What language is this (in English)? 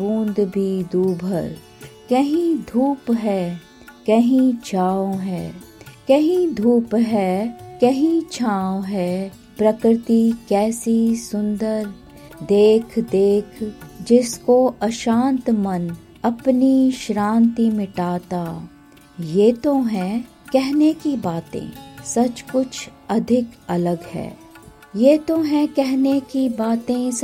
Hindi